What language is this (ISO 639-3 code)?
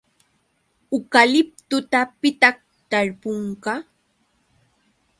qux